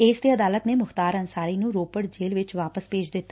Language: Punjabi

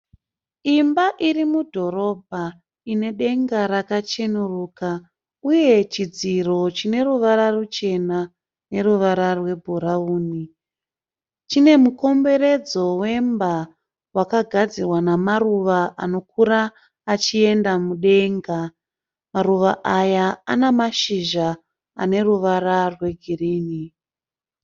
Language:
Shona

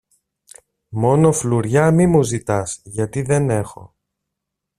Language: Greek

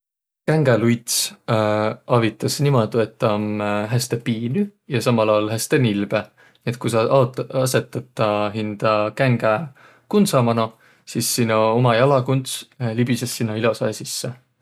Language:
Võro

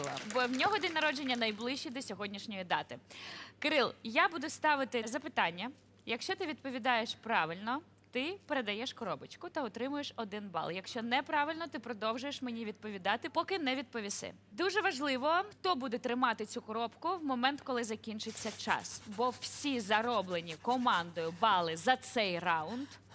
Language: Ukrainian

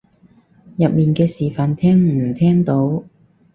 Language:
Cantonese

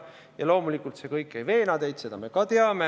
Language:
Estonian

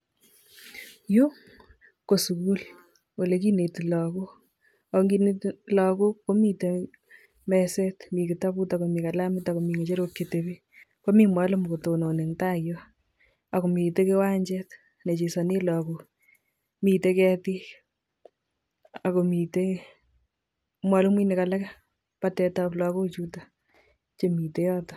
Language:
Kalenjin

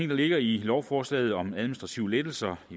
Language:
Danish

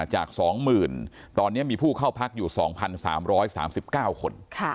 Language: Thai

